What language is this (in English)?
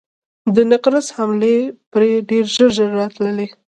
Pashto